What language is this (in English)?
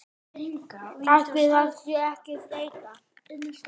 Icelandic